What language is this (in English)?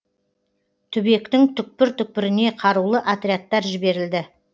Kazakh